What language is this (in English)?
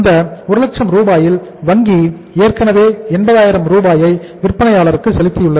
Tamil